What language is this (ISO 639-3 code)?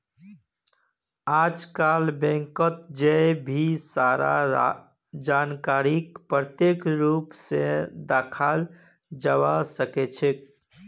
mag